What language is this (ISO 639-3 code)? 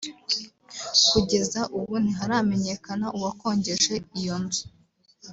kin